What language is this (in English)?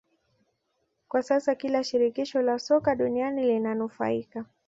Swahili